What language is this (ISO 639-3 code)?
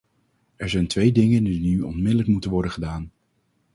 nld